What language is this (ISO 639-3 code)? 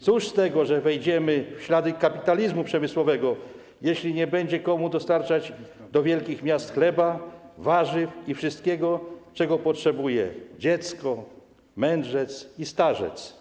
pol